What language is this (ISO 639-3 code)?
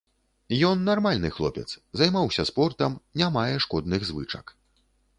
bel